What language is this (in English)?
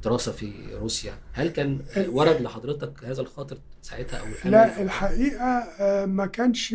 Arabic